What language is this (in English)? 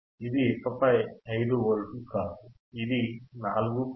Telugu